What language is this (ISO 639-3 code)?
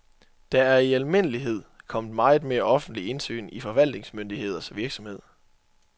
dan